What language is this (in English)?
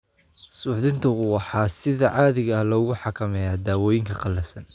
Somali